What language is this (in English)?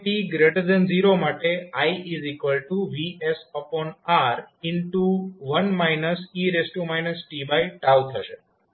Gujarati